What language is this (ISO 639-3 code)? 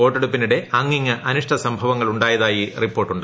mal